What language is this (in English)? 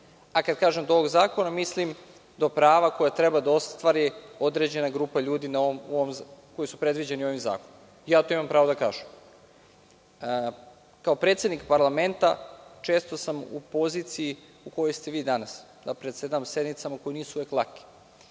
Serbian